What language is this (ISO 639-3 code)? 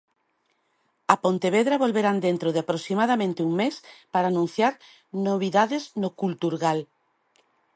glg